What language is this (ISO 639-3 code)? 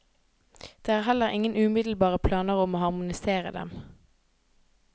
nor